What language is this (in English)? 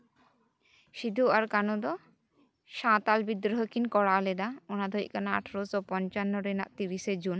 Santali